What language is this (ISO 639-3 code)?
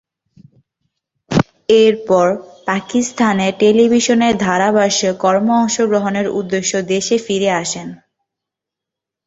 ben